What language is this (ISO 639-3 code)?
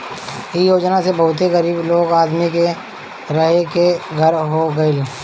bho